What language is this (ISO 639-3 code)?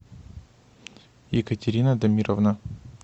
rus